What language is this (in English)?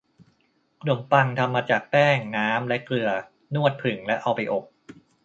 Thai